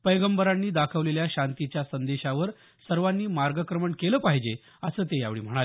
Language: Marathi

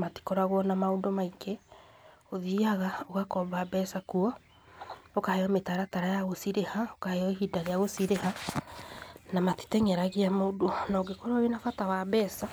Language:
Kikuyu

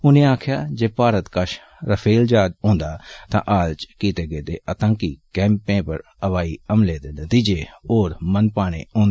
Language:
Dogri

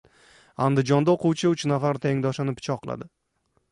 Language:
Uzbek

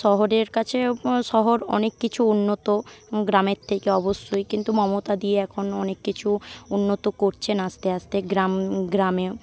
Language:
Bangla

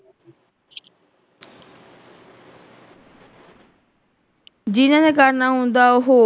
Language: Punjabi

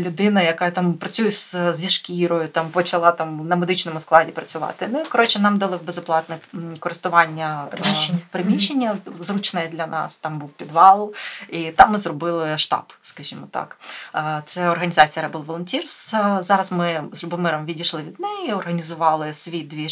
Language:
Ukrainian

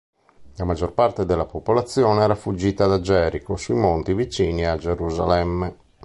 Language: Italian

